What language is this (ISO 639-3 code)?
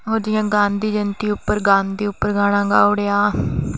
doi